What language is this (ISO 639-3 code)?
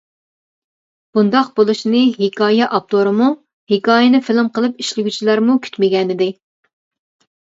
uig